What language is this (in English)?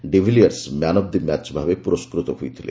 Odia